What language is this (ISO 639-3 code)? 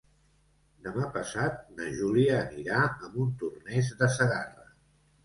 cat